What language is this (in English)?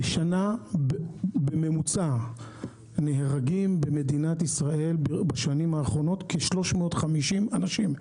Hebrew